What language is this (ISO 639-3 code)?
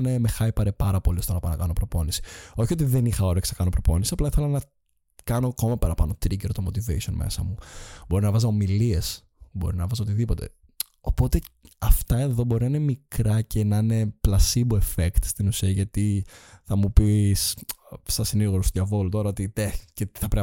ell